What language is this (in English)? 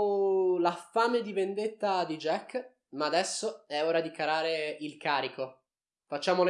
Italian